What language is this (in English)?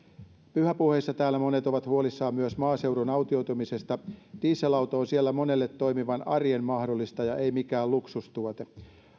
Finnish